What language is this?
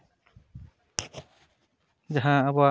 Santali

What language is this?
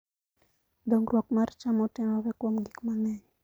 Luo (Kenya and Tanzania)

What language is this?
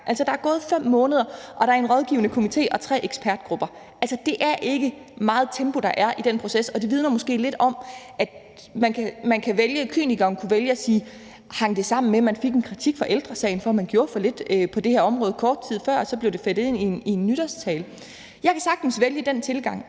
Danish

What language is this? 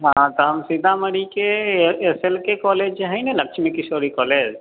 Maithili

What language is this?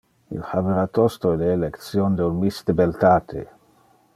Interlingua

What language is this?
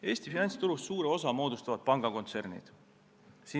Estonian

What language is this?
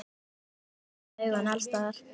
Icelandic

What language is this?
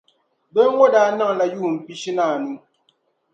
Dagbani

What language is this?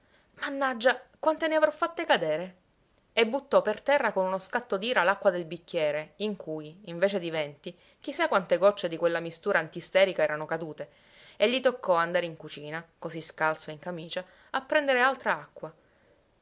Italian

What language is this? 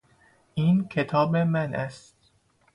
Persian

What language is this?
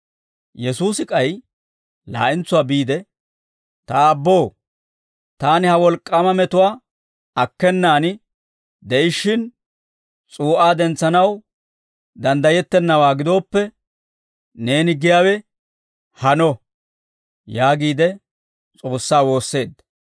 Dawro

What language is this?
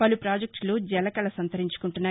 Telugu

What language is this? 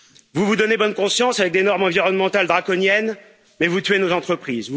French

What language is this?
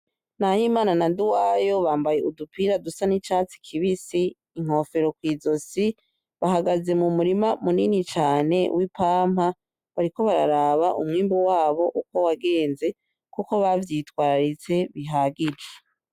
Rundi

